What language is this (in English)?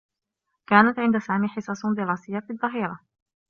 Arabic